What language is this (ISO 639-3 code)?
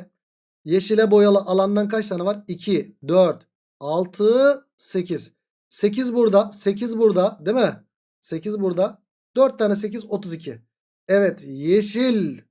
tur